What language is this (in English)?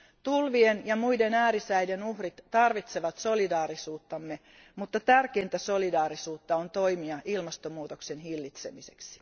Finnish